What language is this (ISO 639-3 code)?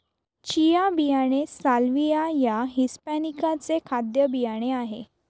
mar